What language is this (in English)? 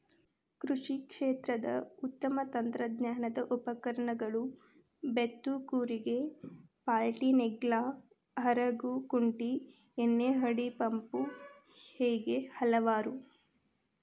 Kannada